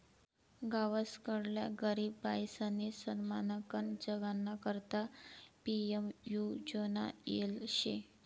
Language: Marathi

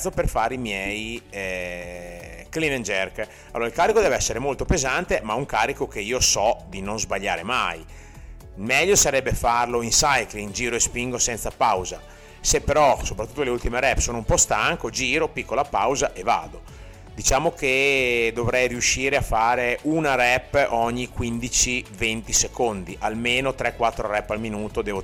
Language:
Italian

